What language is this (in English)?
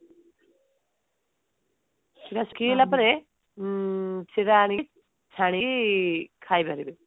Odia